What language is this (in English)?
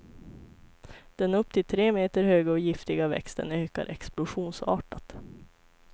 Swedish